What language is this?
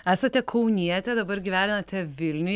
Lithuanian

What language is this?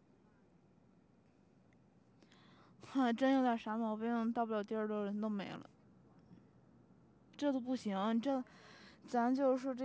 Chinese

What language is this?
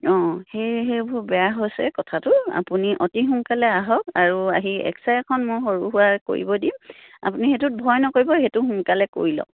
Assamese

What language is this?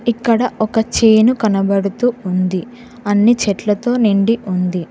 Telugu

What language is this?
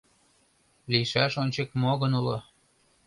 Mari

